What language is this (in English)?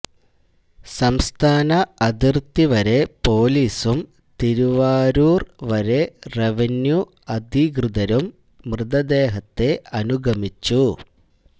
Malayalam